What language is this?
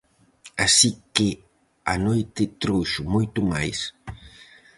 Galician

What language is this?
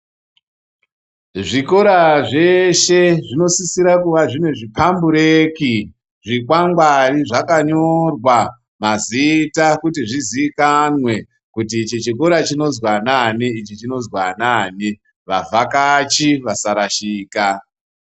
Ndau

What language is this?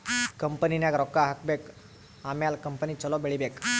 Kannada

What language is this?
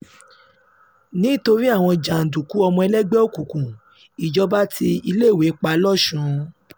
Yoruba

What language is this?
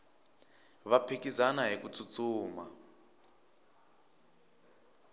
Tsonga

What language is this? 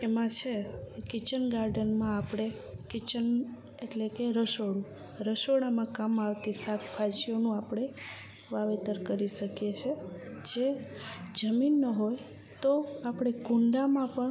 Gujarati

